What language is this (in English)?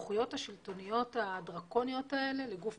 Hebrew